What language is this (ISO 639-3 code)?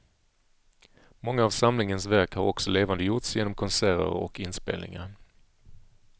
swe